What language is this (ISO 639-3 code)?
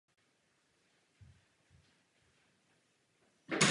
ces